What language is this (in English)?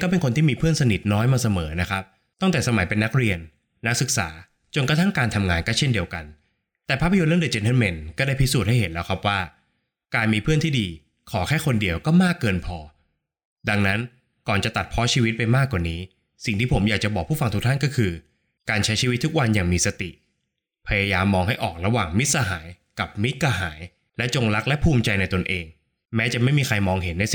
Thai